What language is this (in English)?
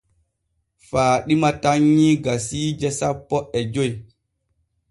Borgu Fulfulde